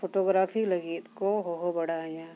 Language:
Santali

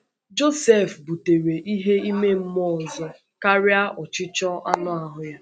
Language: Igbo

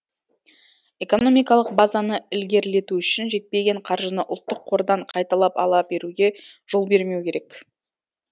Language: Kazakh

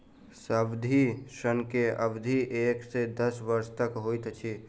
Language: Maithili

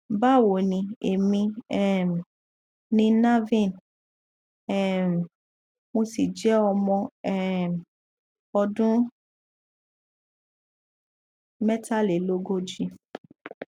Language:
Yoruba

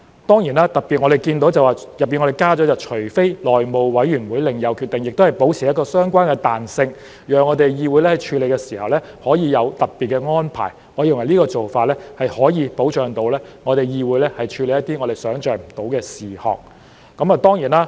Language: Cantonese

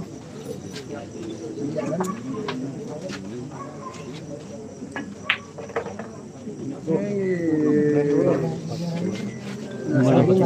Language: Filipino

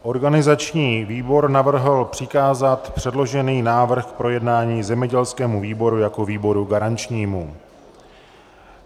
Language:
Czech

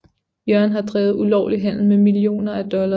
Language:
Danish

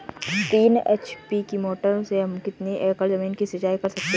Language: Hindi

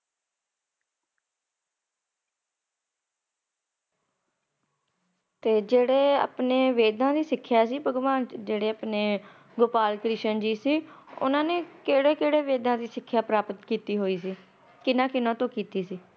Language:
Punjabi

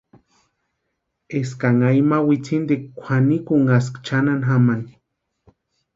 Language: Western Highland Purepecha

